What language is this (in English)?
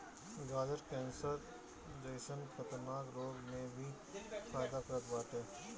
Bhojpuri